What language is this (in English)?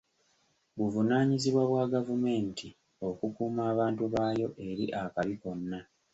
Ganda